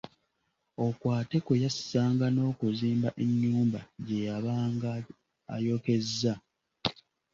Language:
Ganda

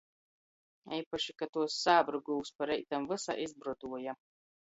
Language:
Latgalian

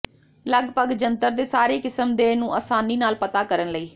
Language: Punjabi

